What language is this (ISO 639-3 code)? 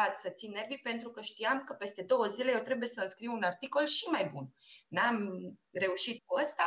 ron